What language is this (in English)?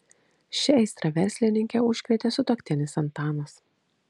Lithuanian